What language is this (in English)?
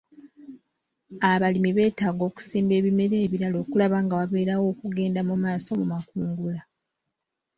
Ganda